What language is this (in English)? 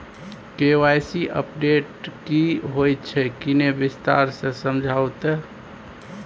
Maithili